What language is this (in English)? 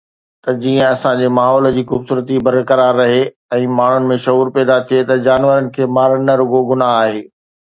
Sindhi